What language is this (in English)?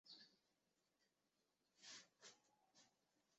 Chinese